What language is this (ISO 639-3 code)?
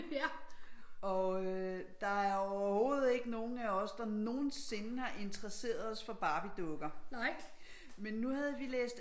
dan